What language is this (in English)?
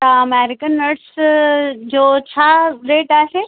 Sindhi